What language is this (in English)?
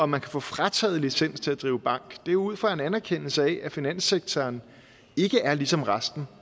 Danish